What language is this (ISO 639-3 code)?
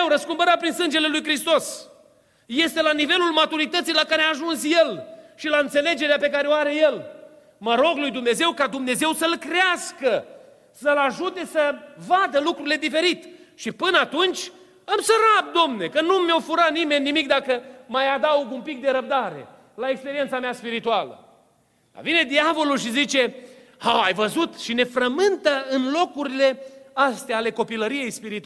ron